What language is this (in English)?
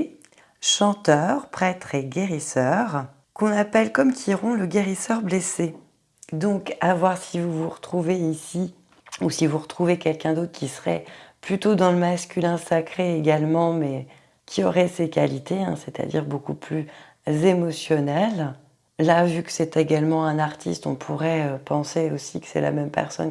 French